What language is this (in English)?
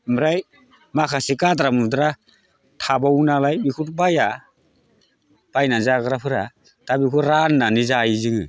Bodo